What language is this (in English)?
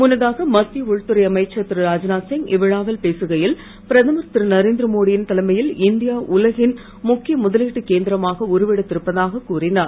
Tamil